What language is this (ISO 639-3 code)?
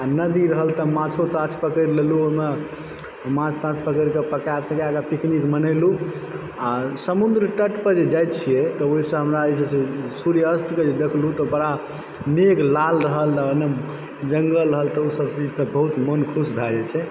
mai